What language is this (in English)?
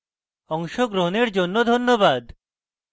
Bangla